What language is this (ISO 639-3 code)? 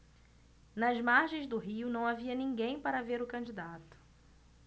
por